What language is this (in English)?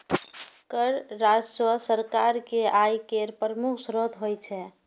Maithili